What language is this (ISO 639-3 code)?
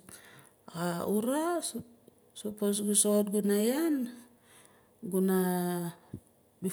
nal